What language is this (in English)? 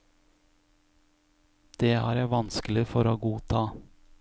Norwegian